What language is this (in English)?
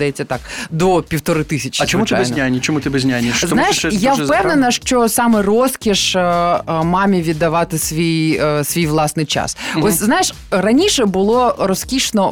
Ukrainian